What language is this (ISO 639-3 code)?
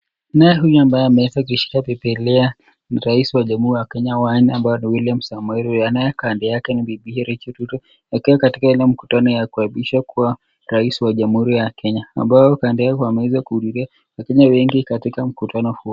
swa